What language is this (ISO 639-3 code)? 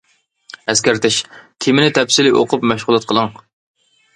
uig